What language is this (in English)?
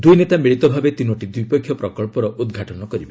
Odia